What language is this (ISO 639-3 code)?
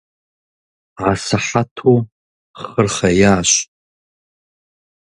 kbd